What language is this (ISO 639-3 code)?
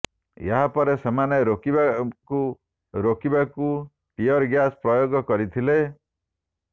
ori